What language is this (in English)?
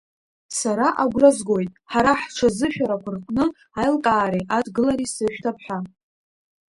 Abkhazian